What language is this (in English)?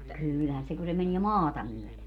Finnish